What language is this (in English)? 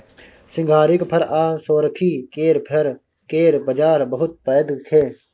Maithili